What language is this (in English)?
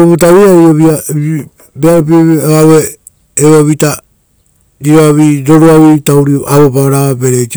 Rotokas